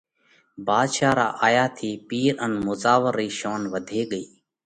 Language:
Parkari Koli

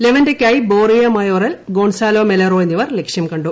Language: Malayalam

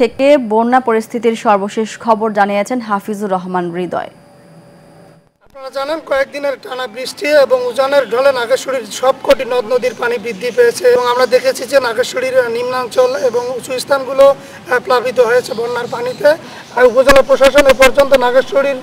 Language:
Romanian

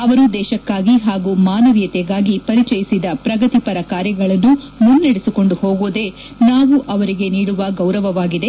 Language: Kannada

